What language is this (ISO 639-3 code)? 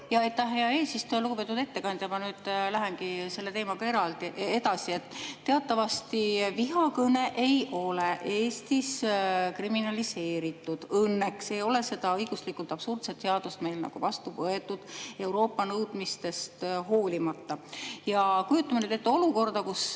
est